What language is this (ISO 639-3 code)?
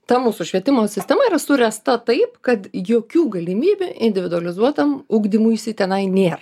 lit